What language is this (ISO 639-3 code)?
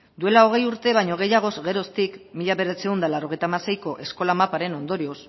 eus